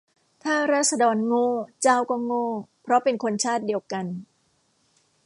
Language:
Thai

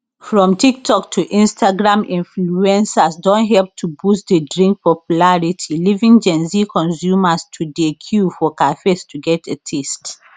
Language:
Nigerian Pidgin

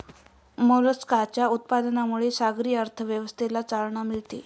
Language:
Marathi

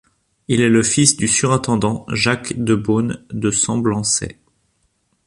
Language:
French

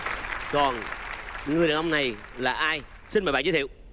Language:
Vietnamese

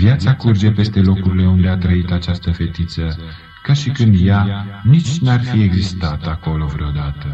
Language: Romanian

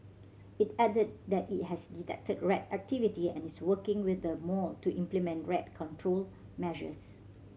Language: English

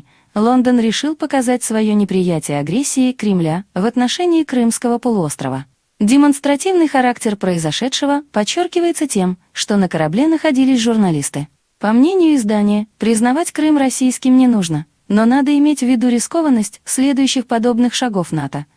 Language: Russian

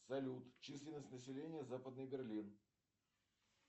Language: Russian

